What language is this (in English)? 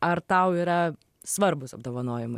Lithuanian